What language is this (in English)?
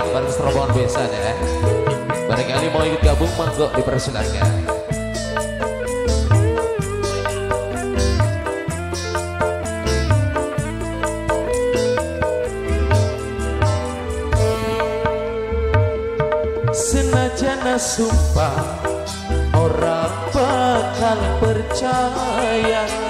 Indonesian